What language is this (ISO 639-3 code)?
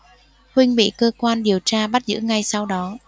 vie